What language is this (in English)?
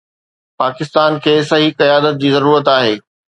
Sindhi